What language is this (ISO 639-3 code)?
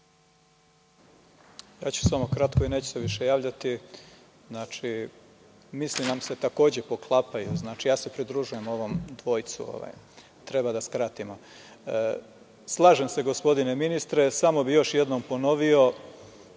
srp